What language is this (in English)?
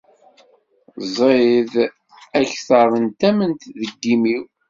Kabyle